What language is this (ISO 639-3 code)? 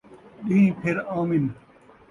skr